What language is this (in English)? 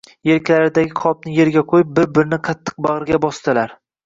Uzbek